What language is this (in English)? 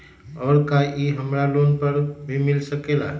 Magahi